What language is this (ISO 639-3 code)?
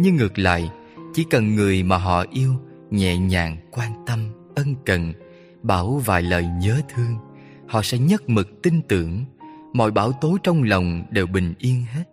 vie